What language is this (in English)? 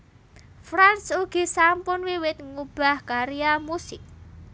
Javanese